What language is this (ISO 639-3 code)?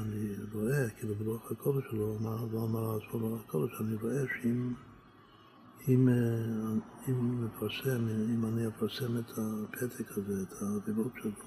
heb